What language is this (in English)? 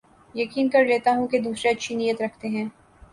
Urdu